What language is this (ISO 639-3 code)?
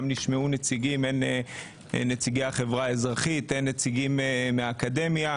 heb